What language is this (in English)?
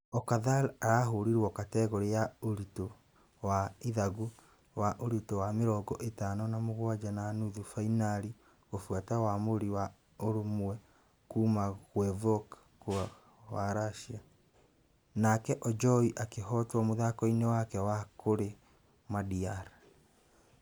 Kikuyu